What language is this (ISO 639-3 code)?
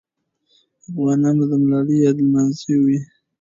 pus